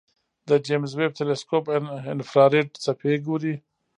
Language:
Pashto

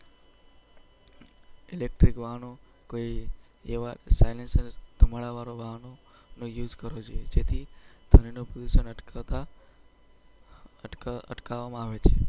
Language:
Gujarati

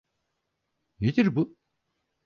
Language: Turkish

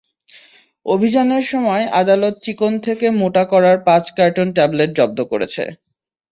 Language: Bangla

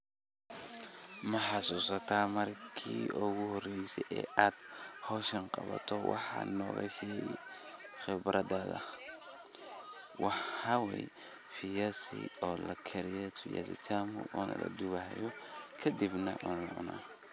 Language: Somali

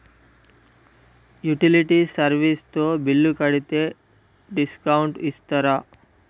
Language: Telugu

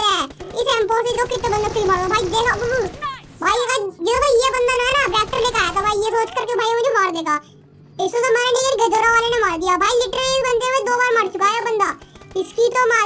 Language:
Hindi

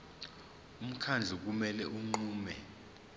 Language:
Zulu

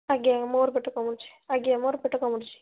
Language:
Odia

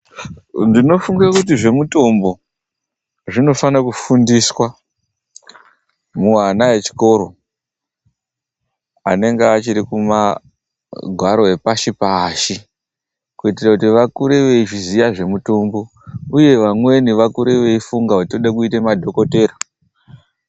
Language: Ndau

